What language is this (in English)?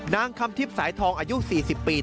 Thai